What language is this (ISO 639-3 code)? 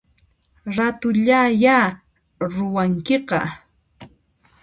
qxp